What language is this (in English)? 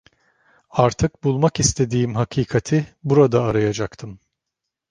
Turkish